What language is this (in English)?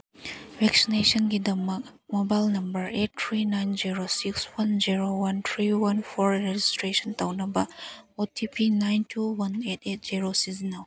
Manipuri